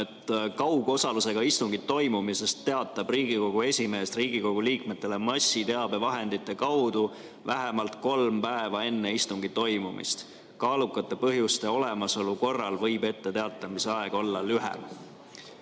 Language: Estonian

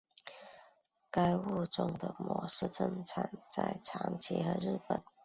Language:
Chinese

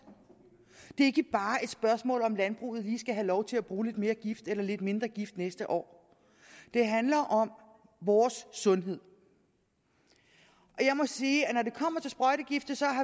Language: Danish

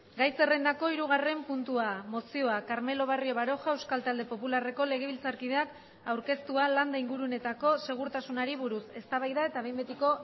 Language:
Basque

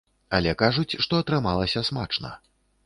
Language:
Belarusian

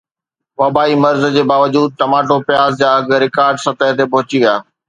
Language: Sindhi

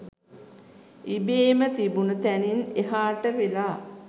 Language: Sinhala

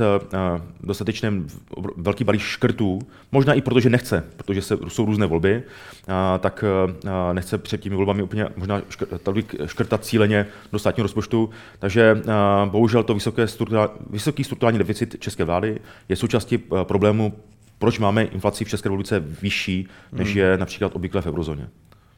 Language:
Czech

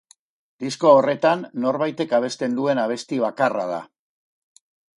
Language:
Basque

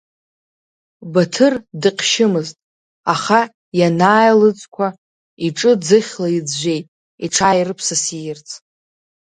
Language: Abkhazian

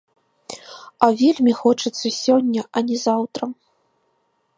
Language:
Belarusian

